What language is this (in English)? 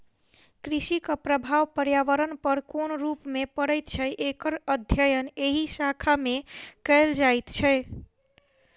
Maithili